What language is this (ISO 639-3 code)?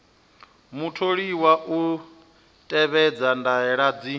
ven